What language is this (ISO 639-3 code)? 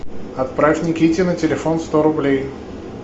rus